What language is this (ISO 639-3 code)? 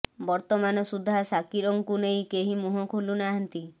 ori